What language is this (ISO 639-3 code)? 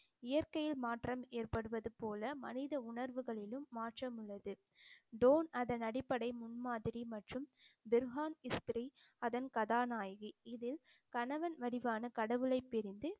tam